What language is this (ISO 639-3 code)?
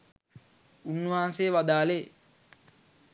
sin